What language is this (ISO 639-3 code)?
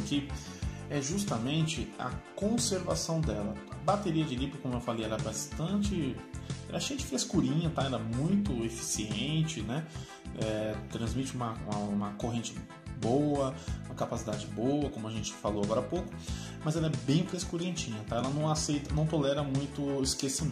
por